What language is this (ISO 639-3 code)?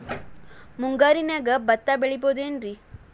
kan